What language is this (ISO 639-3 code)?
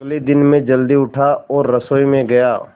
hin